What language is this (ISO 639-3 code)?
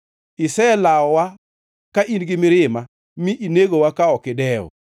luo